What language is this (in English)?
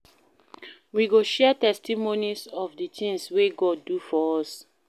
Nigerian Pidgin